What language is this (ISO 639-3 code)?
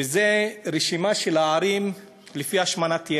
heb